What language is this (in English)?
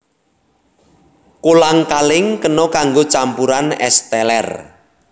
Javanese